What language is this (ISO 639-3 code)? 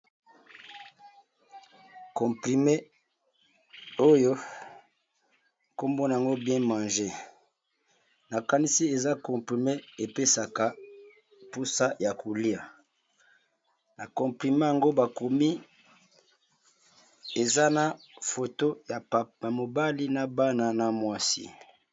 lin